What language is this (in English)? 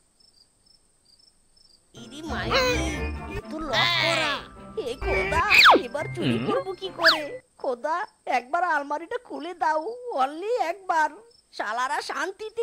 Hindi